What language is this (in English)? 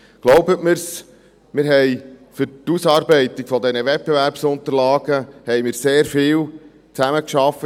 Swiss German